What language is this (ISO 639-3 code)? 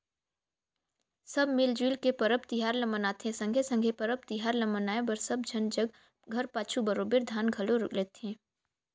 hne